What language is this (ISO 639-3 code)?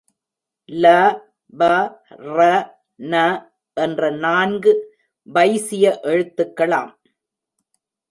tam